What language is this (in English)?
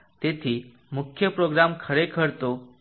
Gujarati